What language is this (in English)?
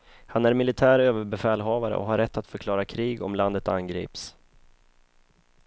Swedish